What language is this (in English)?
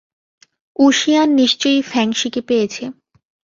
Bangla